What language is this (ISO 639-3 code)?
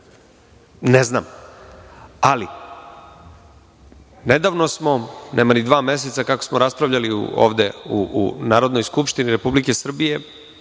srp